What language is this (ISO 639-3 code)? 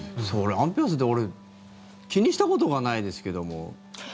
jpn